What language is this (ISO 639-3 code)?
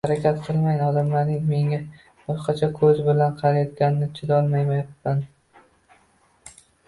uzb